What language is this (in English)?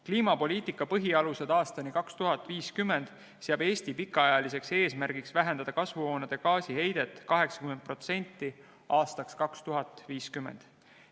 Estonian